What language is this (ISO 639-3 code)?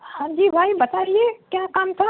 urd